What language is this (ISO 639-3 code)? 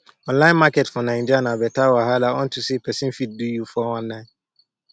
pcm